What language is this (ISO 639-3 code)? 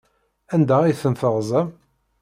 kab